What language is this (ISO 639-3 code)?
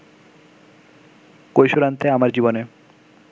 ben